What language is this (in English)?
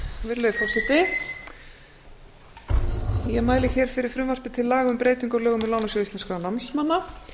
Icelandic